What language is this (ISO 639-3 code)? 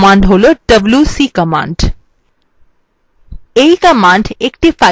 ben